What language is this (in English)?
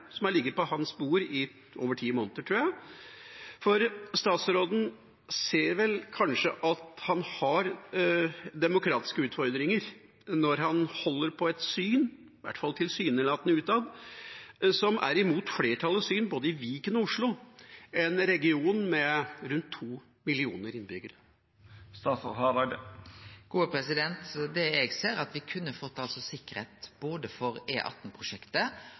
Norwegian